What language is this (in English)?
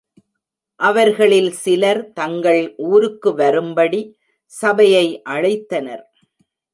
Tamil